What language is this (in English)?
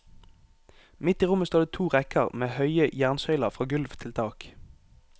Norwegian